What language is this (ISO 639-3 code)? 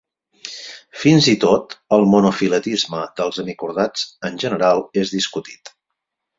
cat